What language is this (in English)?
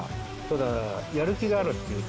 Japanese